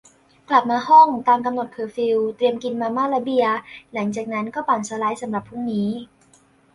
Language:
Thai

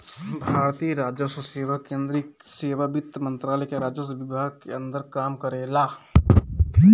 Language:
Bhojpuri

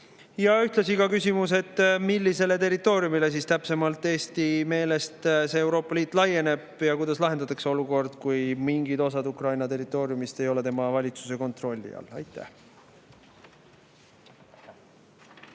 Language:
Estonian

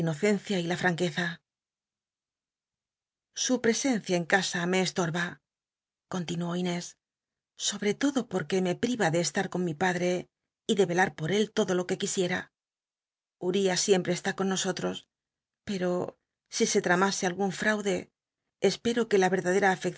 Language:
Spanish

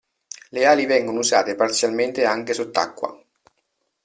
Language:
Italian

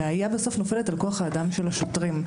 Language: Hebrew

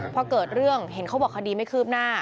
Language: Thai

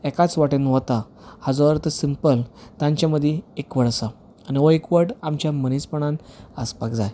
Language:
Konkani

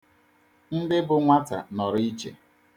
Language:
Igbo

